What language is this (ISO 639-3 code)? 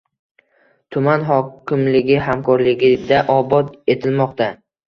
uzb